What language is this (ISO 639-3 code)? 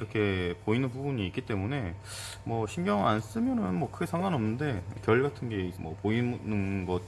kor